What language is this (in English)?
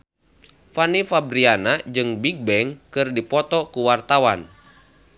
Sundanese